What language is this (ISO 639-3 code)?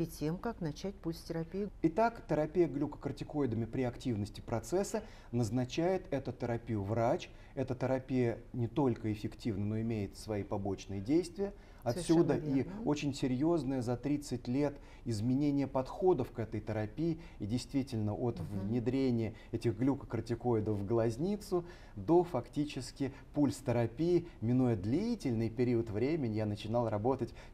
rus